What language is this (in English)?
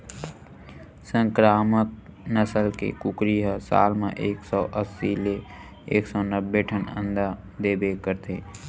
Chhattisgarhi